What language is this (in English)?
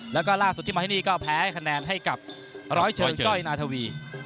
Thai